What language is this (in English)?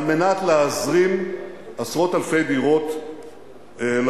Hebrew